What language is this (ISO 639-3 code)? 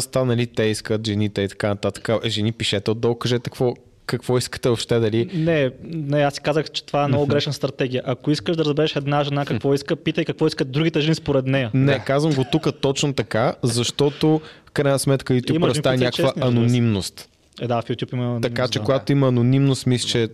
bul